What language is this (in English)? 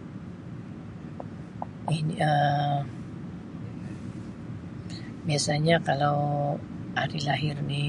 Sabah Malay